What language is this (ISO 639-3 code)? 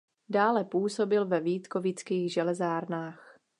ces